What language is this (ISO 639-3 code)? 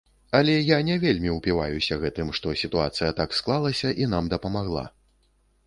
bel